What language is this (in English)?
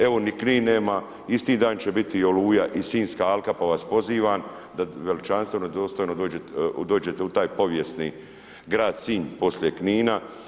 Croatian